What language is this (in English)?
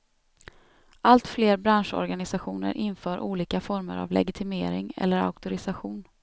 Swedish